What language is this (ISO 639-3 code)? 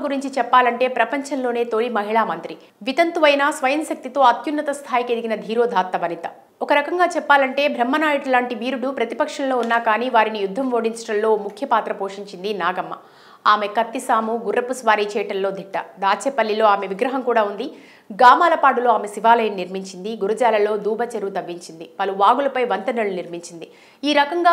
tel